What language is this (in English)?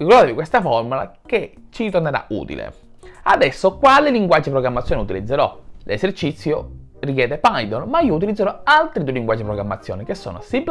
Italian